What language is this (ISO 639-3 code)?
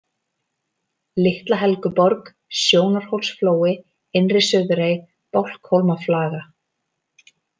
isl